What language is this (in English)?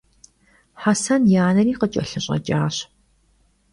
Kabardian